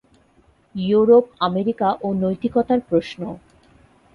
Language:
Bangla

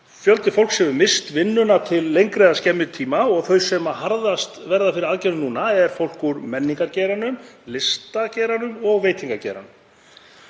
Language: Icelandic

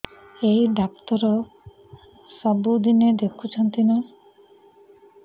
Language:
Odia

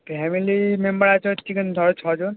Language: Bangla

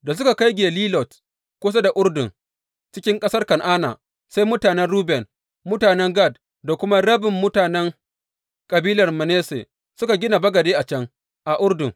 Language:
Hausa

